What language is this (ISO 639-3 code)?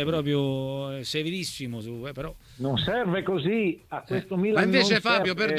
ita